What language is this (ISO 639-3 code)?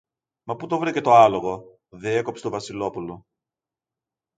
ell